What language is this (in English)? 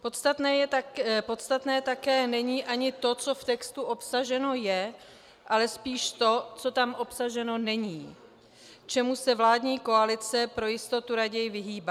Czech